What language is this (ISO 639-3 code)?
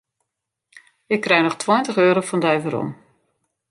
fry